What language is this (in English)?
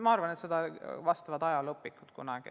Estonian